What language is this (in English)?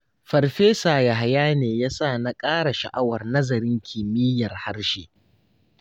Hausa